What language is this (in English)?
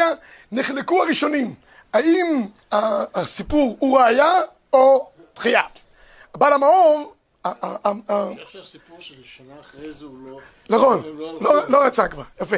Hebrew